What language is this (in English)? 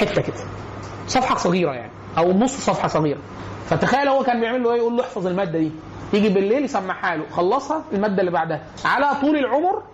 Arabic